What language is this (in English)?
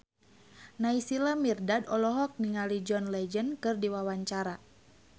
Sundanese